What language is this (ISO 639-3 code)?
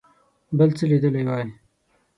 pus